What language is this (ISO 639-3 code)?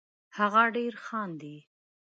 pus